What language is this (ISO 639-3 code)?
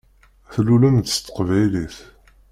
kab